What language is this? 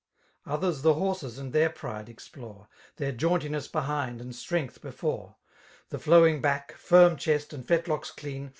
English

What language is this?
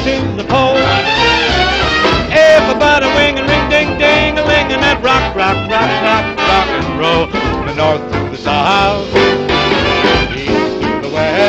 English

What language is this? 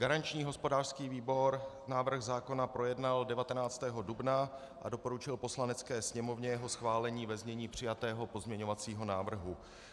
Czech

